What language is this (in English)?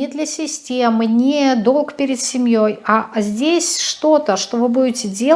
Russian